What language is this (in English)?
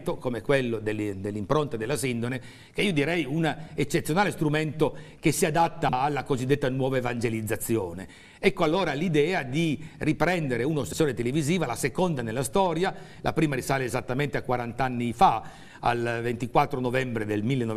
Italian